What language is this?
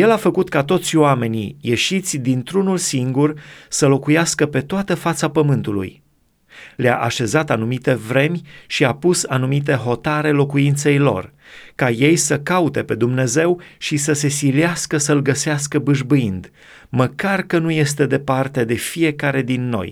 Romanian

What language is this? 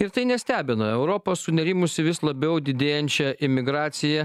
Lithuanian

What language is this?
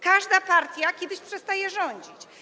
Polish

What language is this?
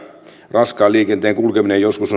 Finnish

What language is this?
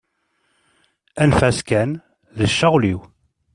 Kabyle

